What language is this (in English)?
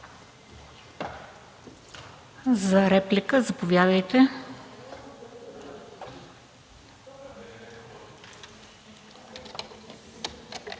Bulgarian